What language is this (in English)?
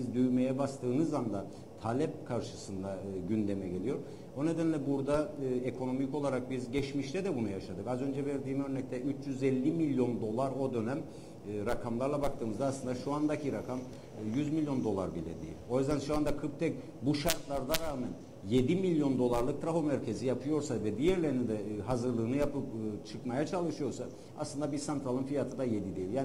Turkish